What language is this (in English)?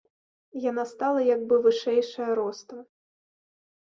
Belarusian